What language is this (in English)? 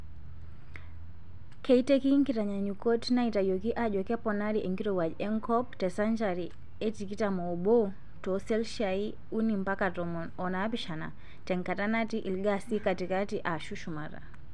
Masai